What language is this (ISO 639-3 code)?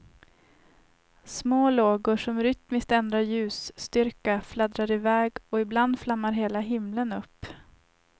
swe